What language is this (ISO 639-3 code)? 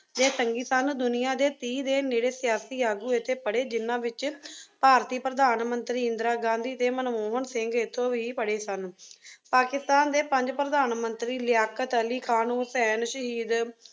pan